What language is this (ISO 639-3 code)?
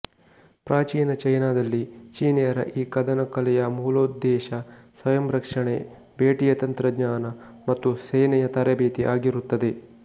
kan